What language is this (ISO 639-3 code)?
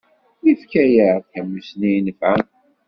kab